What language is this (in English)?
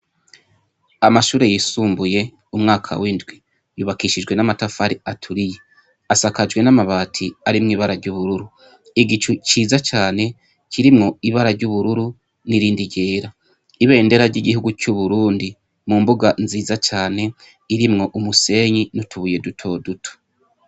Rundi